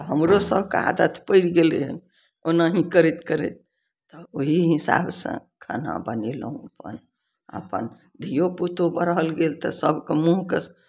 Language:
Maithili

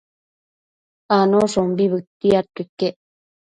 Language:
Matsés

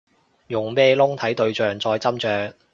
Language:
Cantonese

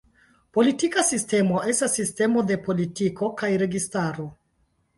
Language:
Esperanto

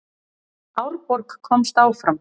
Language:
Icelandic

